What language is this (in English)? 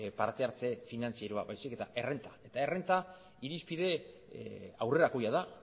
Basque